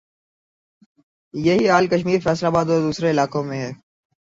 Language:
Urdu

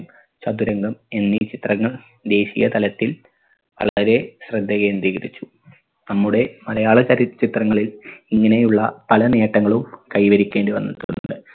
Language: Malayalam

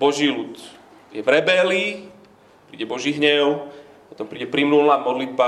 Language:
Slovak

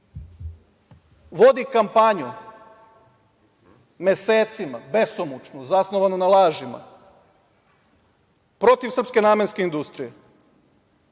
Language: Serbian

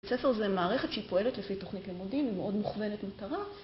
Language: Hebrew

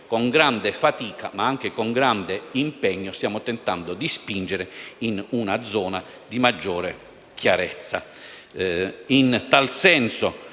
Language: Italian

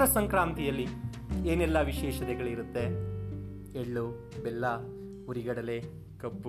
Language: Kannada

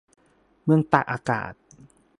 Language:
Thai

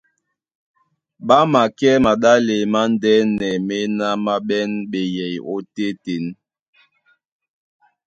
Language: Duala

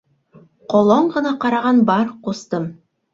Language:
Bashkir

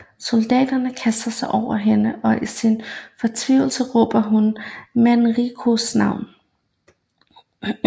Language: Danish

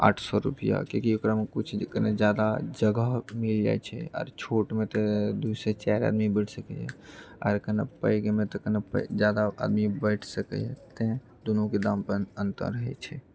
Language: Maithili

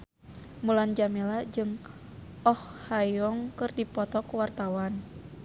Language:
Sundanese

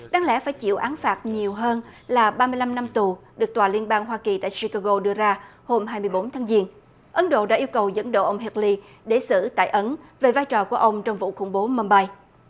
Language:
Vietnamese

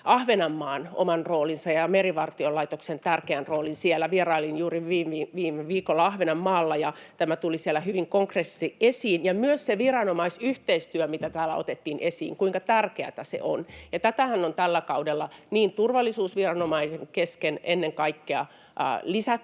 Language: Finnish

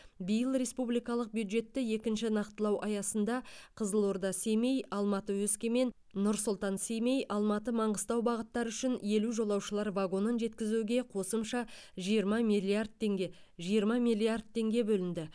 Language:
Kazakh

